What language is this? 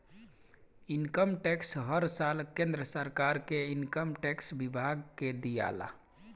Bhojpuri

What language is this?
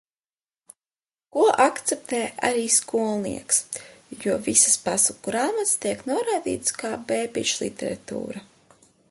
Latvian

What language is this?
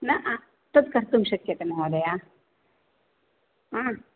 Sanskrit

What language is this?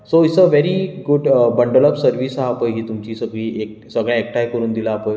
Konkani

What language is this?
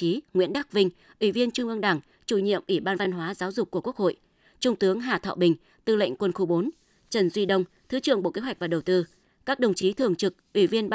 Vietnamese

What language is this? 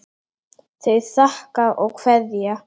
Icelandic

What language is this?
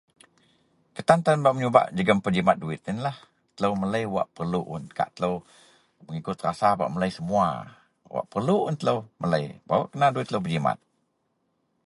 Central Melanau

